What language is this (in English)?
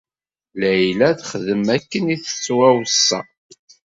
Kabyle